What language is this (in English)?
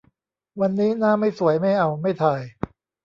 Thai